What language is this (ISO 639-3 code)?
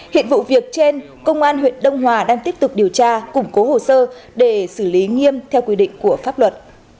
vie